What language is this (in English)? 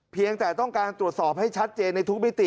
Thai